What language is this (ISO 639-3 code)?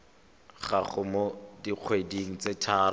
tsn